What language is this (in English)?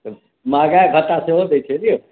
Maithili